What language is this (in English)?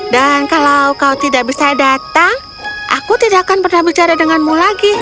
Indonesian